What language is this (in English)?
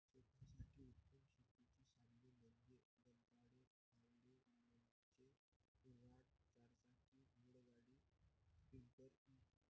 Marathi